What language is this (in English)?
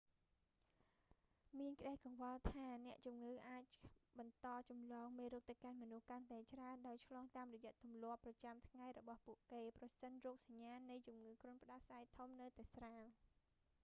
Khmer